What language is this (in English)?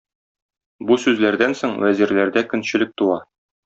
Tatar